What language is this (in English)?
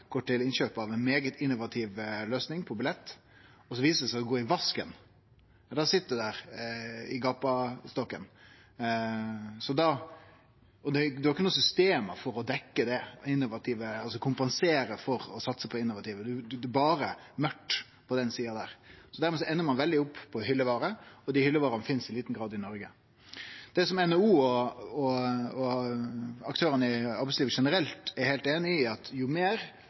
Norwegian Nynorsk